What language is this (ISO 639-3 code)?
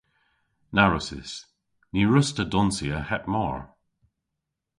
cor